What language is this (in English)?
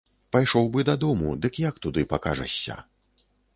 Belarusian